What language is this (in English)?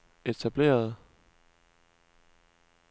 Danish